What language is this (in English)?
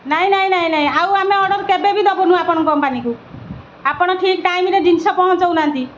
Odia